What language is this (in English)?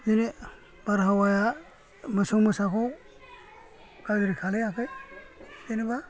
Bodo